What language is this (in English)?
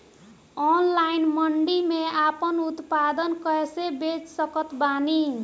Bhojpuri